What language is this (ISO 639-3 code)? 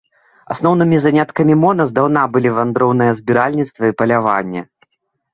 bel